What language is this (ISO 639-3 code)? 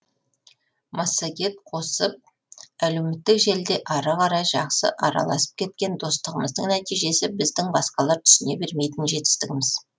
kaz